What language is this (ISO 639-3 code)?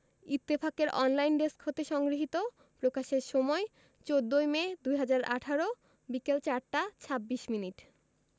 ben